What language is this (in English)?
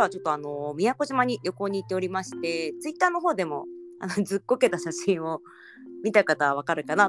Japanese